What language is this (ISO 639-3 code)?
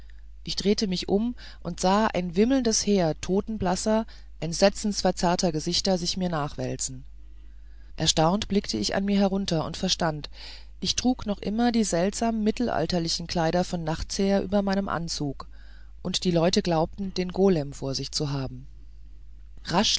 deu